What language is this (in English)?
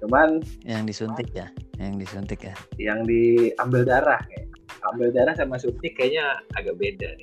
Indonesian